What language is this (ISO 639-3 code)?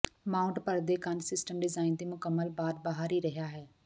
pan